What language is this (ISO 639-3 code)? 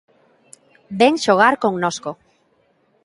glg